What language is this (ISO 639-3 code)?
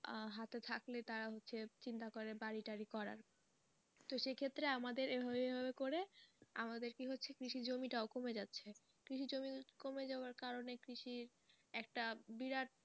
ben